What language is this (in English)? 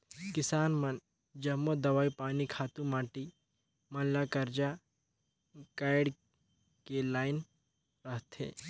Chhattisgarhi